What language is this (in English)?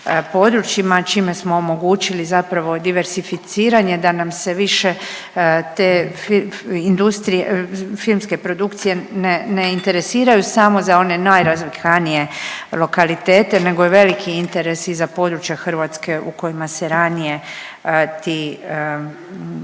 Croatian